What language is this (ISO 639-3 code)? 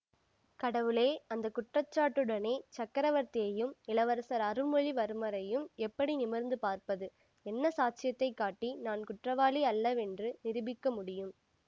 tam